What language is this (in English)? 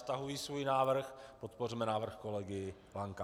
Czech